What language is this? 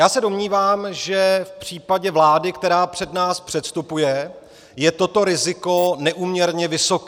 Czech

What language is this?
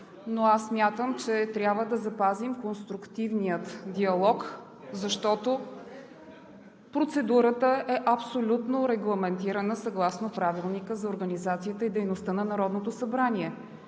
Bulgarian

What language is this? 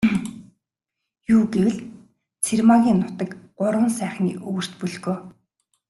Mongolian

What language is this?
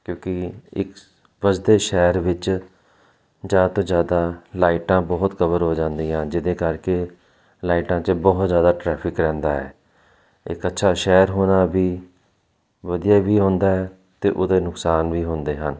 Punjabi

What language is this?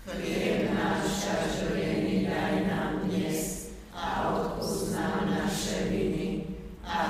Slovak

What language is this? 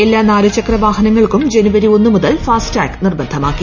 Malayalam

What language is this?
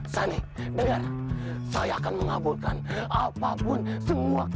Indonesian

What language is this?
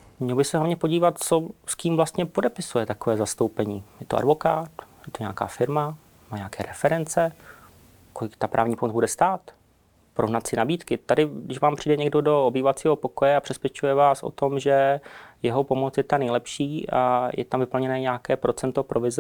Czech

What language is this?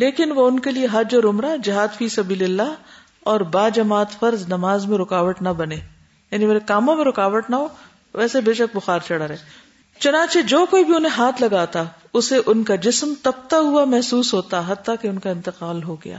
Urdu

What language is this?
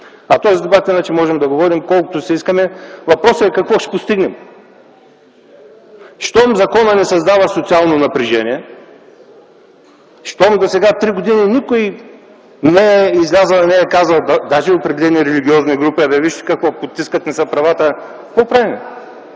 Bulgarian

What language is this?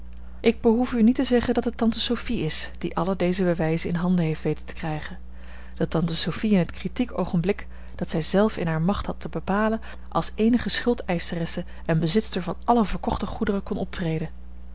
Dutch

